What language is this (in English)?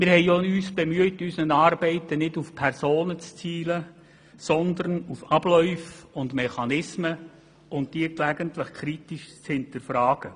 Swiss German